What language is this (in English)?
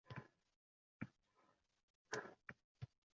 Uzbek